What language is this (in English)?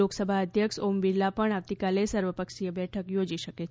Gujarati